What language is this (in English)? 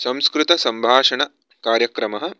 Sanskrit